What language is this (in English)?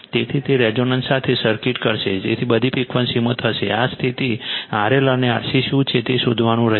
Gujarati